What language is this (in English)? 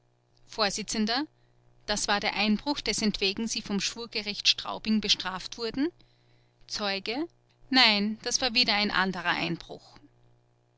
German